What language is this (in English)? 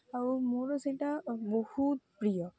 Odia